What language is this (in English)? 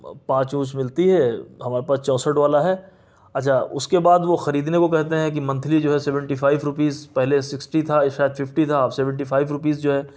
Urdu